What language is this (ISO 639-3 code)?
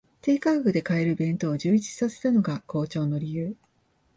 jpn